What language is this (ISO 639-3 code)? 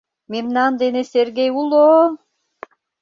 chm